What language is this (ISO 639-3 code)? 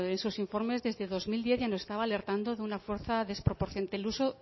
spa